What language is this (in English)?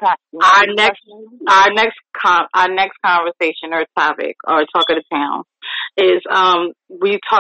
English